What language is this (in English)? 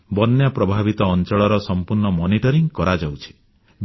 Odia